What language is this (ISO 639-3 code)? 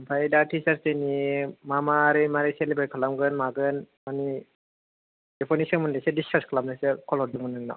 brx